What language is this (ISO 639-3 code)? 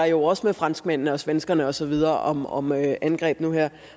dan